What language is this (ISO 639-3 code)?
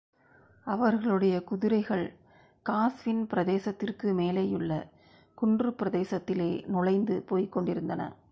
tam